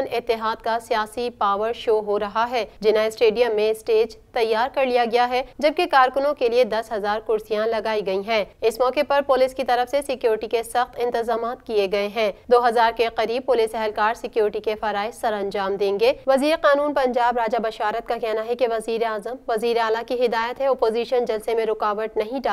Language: Hindi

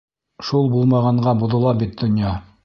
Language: Bashkir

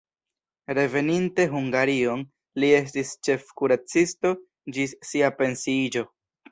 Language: Esperanto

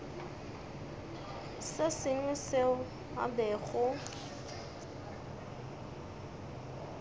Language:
Northern Sotho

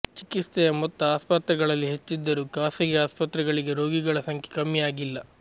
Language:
Kannada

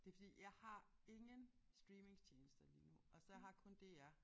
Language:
Danish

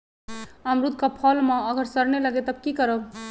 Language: Magahi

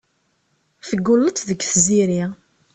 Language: Kabyle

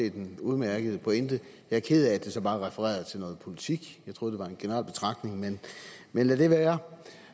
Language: Danish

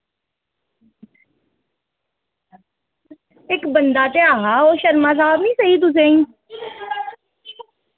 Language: Dogri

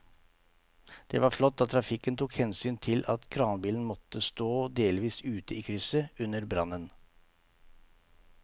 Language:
Norwegian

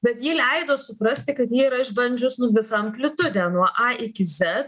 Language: Lithuanian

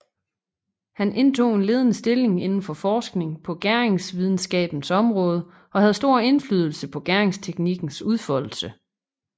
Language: Danish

